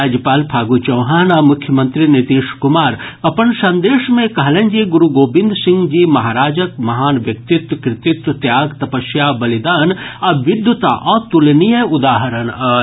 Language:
Maithili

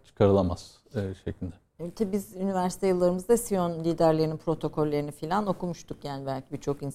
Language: Turkish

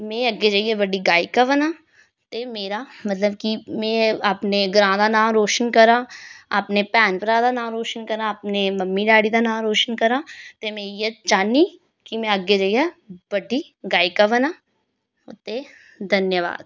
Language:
Dogri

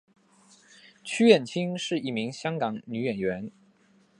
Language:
Chinese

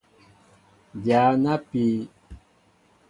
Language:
Mbo (Cameroon)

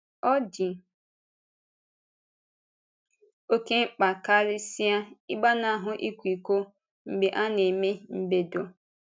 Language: Igbo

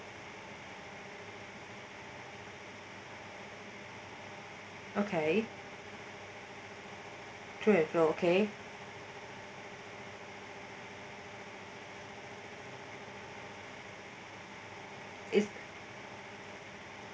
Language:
English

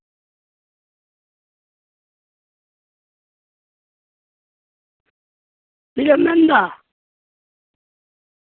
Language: Santali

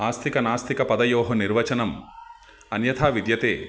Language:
Sanskrit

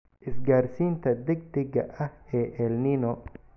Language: Somali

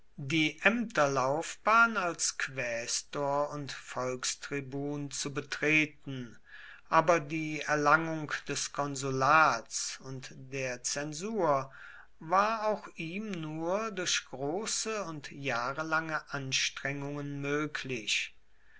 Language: German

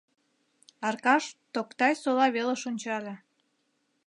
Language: Mari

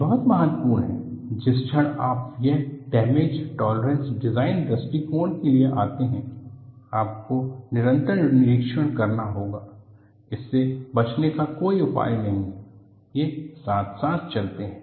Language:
Hindi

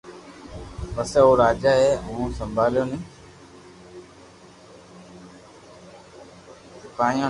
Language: Loarki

